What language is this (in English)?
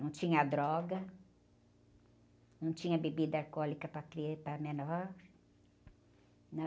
Portuguese